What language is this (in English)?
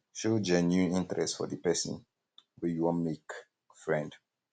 Nigerian Pidgin